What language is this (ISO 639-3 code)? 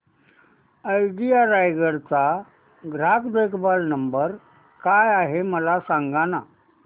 mar